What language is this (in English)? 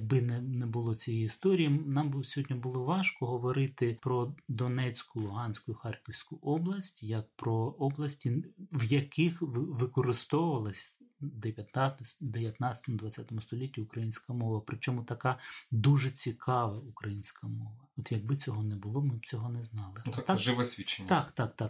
Ukrainian